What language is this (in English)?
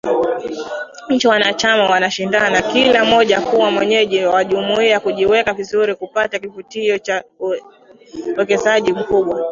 Swahili